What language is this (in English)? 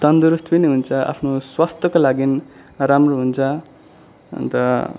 Nepali